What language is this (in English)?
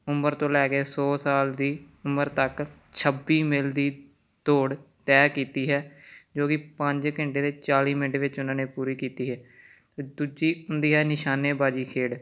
Punjabi